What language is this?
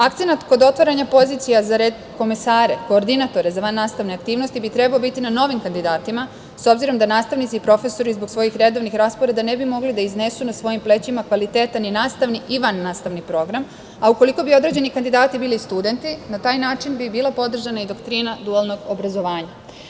Serbian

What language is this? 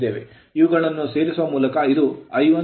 Kannada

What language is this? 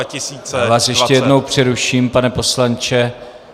Czech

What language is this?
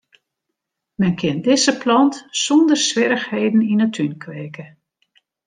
Western Frisian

